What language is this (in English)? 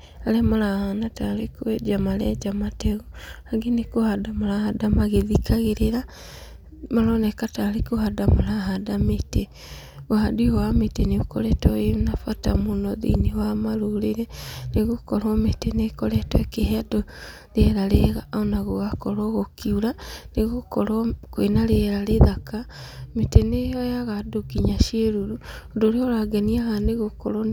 Kikuyu